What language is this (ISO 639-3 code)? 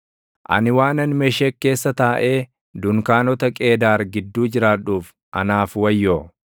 orm